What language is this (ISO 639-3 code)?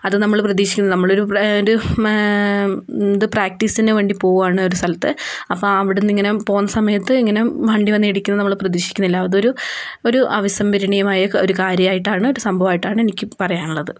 mal